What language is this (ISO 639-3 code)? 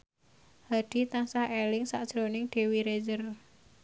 jav